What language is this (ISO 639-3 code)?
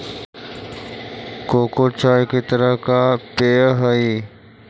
mag